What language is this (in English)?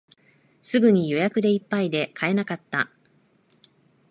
Japanese